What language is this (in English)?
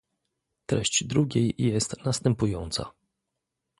Polish